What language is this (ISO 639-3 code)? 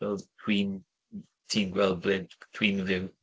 cym